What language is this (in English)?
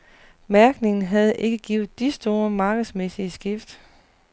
Danish